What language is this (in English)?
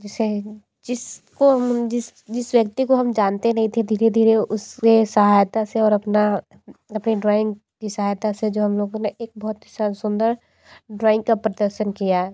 Hindi